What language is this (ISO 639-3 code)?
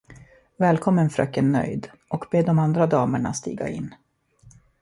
swe